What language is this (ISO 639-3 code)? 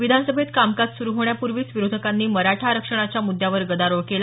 mar